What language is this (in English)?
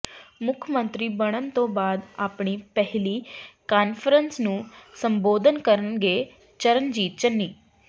Punjabi